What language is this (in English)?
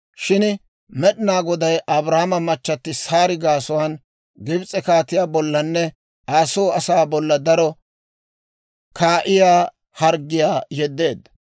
Dawro